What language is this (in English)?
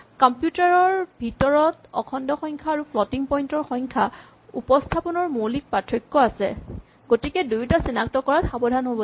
Assamese